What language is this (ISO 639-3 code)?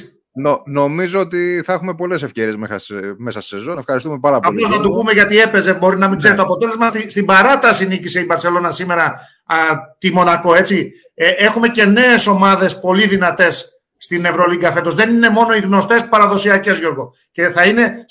ell